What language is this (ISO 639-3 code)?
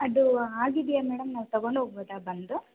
kan